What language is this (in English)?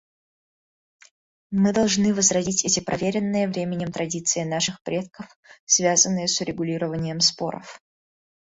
Russian